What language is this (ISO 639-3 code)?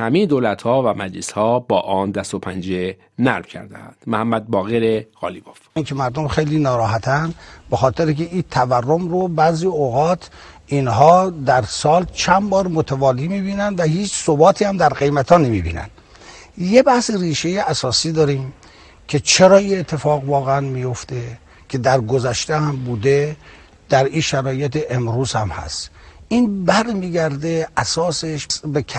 fas